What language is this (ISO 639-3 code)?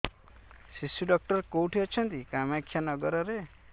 ori